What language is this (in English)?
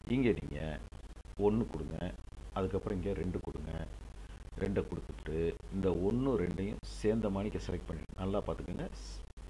Tamil